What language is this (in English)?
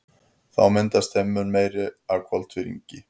Icelandic